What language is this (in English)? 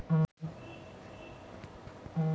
Chhattisgarhi